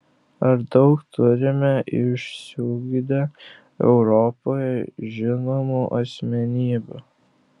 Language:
Lithuanian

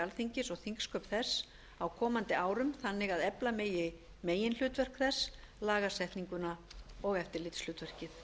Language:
Icelandic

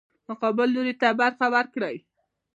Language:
Pashto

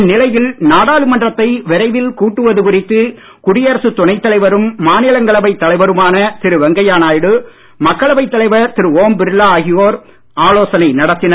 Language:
Tamil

